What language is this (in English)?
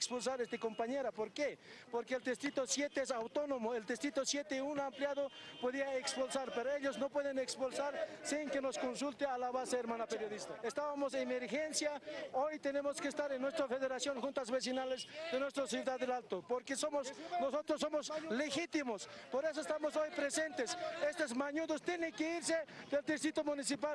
Spanish